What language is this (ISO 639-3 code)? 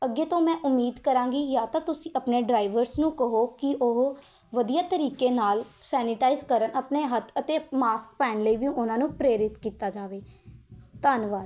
pan